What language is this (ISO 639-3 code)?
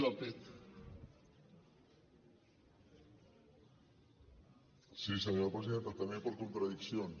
cat